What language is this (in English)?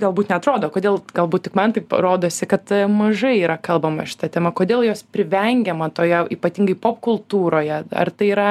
Lithuanian